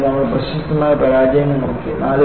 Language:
Malayalam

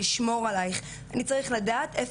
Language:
Hebrew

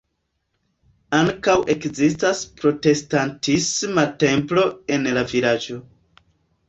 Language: Esperanto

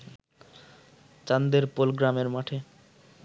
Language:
Bangla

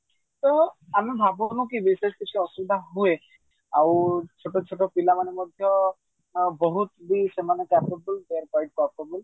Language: Odia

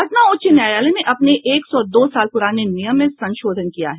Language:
Hindi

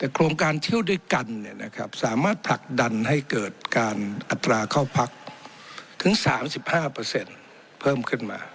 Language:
Thai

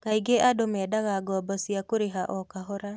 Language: Kikuyu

